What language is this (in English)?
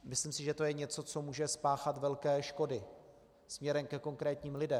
Czech